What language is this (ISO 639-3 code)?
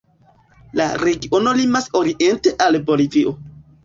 epo